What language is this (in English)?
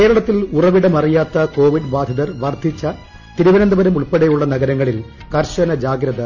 Malayalam